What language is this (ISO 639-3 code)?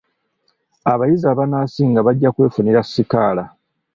lug